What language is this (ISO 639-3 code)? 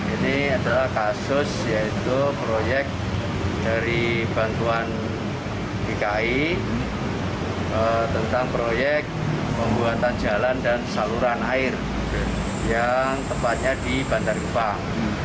ind